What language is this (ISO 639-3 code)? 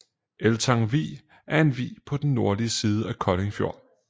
dan